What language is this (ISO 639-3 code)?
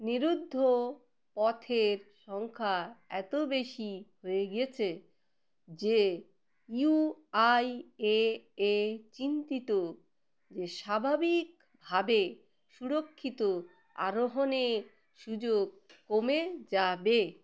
ben